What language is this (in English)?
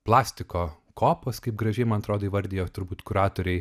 Lithuanian